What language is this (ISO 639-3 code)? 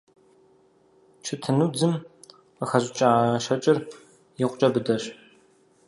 kbd